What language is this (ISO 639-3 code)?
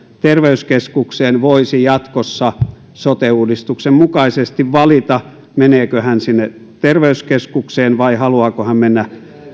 fin